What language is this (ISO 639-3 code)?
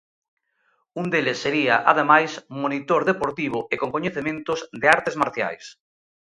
glg